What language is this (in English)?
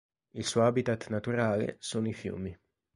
Italian